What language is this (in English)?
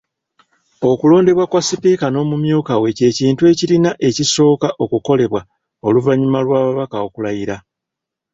Ganda